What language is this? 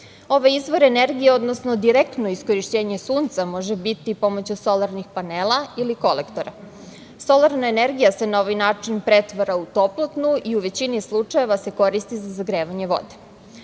Serbian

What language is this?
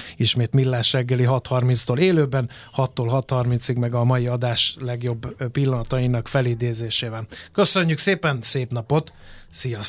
Hungarian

